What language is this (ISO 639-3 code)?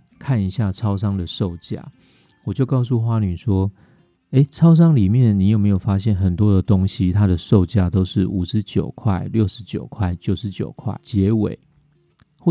zho